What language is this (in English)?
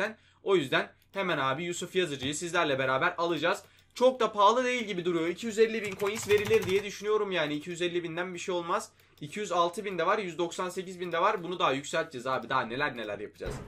Turkish